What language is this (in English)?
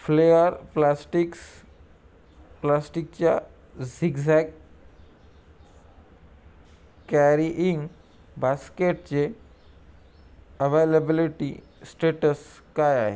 Marathi